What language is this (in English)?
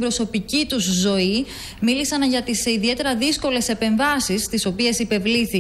Greek